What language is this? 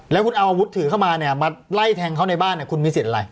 Thai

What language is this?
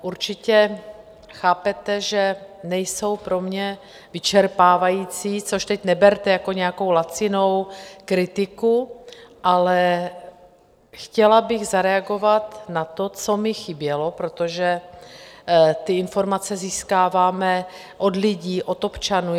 Czech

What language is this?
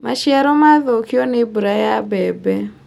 Kikuyu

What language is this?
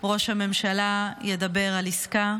Hebrew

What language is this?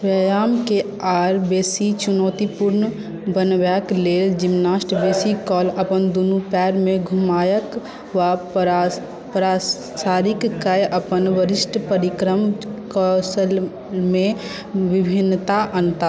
Maithili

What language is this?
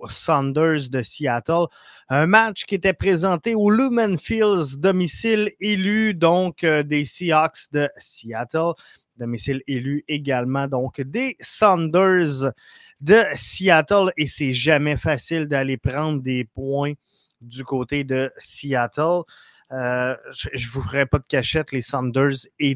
French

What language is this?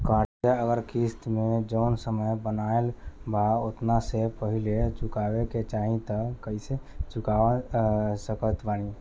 Bhojpuri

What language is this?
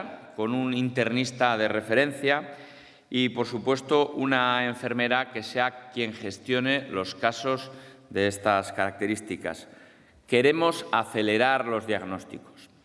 Spanish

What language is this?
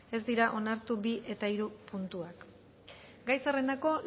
Basque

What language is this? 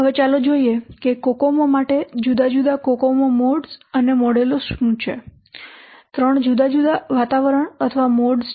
Gujarati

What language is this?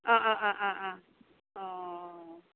Assamese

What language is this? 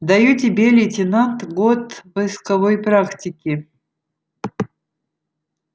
Russian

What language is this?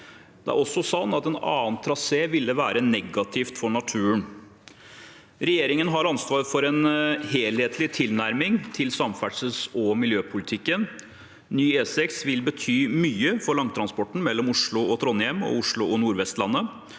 Norwegian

